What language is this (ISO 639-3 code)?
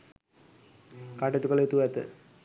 sin